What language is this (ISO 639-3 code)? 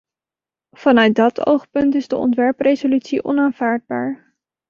nld